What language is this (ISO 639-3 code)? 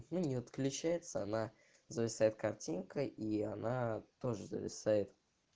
rus